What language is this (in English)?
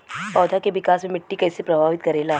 Bhojpuri